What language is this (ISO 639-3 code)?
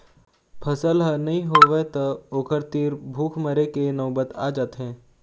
hne